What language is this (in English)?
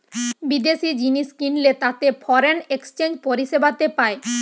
Bangla